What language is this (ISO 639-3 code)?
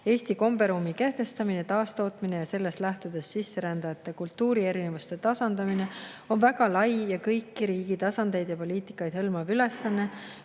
est